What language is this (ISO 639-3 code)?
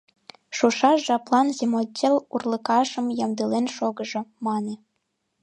chm